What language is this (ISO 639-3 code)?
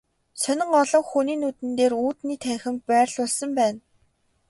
mon